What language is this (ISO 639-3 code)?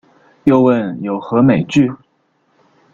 zho